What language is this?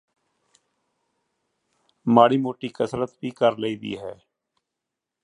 Punjabi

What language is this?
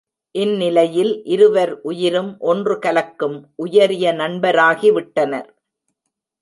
Tamil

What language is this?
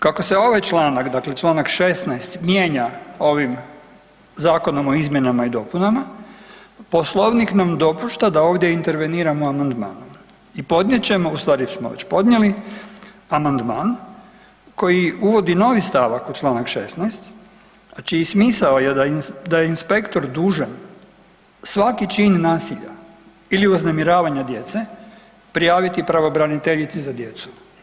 Croatian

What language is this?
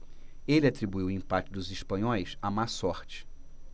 Portuguese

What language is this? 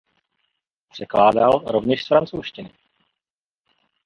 Czech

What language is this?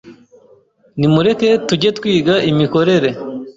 Kinyarwanda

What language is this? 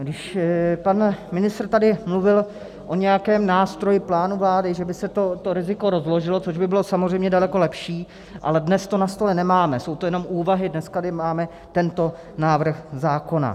Czech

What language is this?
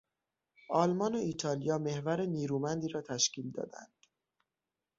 Persian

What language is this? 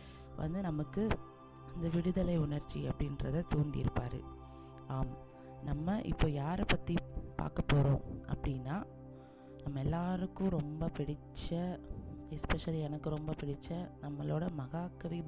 Tamil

